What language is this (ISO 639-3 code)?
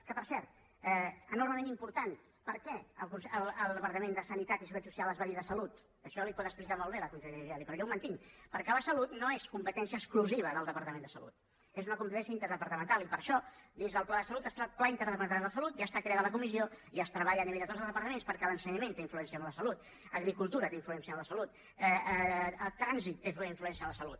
cat